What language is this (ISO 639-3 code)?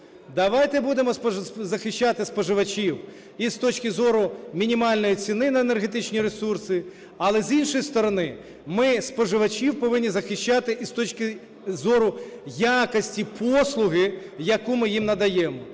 ukr